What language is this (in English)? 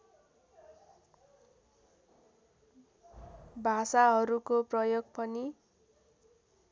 Nepali